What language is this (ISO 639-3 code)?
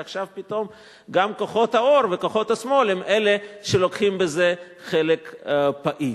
heb